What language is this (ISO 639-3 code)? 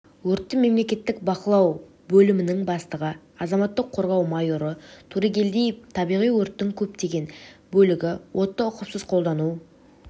kaz